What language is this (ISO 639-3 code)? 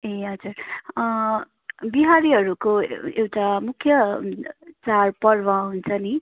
nep